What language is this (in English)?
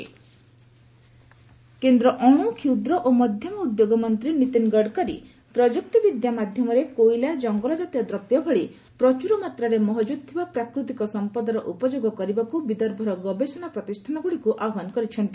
Odia